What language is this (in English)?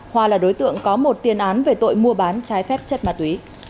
Vietnamese